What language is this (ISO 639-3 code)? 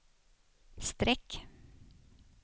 swe